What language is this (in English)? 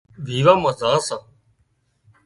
Wadiyara Koli